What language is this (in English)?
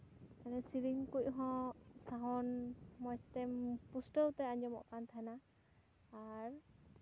Santali